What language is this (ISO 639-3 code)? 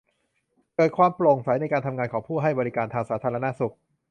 tha